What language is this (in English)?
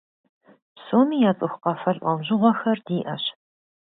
Kabardian